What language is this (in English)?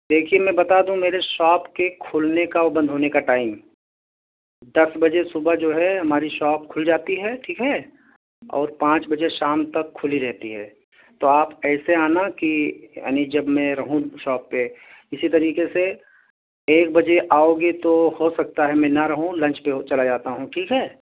Urdu